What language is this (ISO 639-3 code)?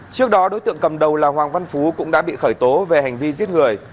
vie